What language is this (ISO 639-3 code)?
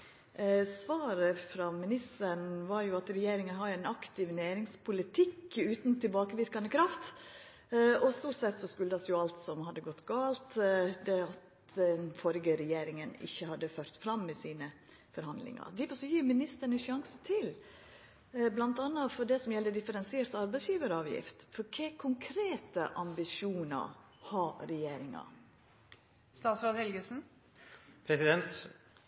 nno